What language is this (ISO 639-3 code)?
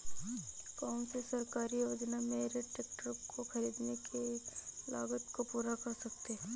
hin